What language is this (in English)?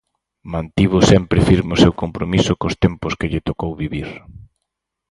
Galician